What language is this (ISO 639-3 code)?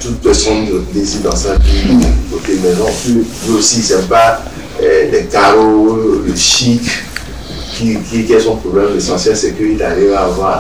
fra